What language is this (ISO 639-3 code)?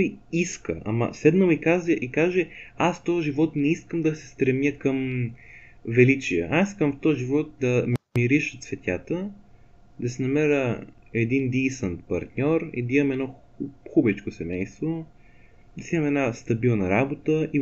bul